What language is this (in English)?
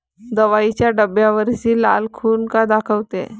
Marathi